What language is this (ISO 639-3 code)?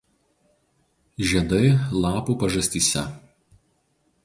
lit